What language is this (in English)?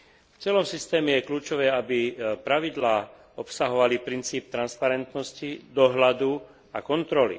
Slovak